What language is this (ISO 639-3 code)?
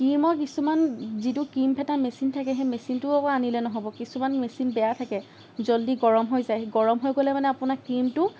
asm